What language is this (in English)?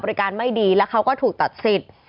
Thai